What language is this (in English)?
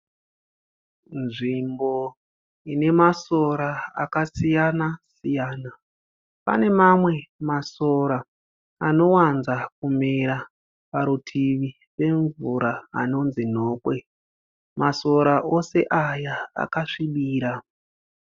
Shona